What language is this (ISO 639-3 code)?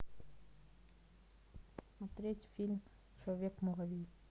rus